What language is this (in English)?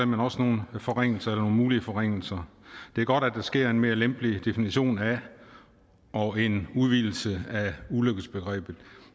Danish